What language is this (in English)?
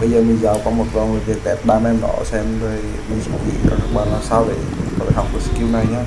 Vietnamese